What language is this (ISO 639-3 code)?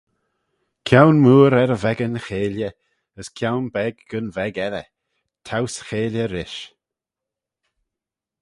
glv